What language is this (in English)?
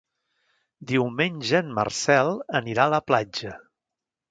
Catalan